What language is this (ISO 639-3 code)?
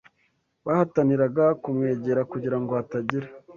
kin